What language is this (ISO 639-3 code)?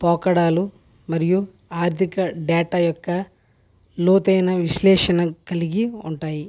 tel